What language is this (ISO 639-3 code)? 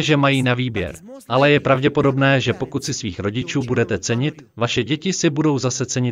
ces